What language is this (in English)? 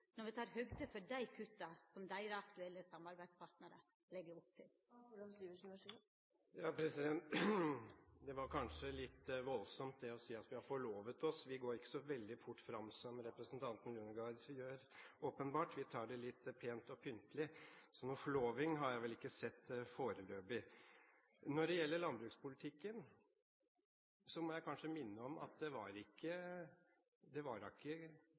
Norwegian